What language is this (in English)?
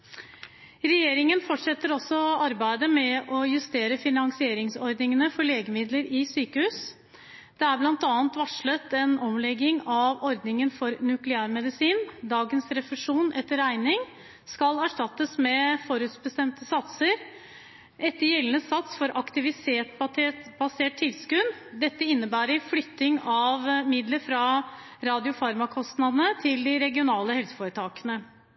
Norwegian Bokmål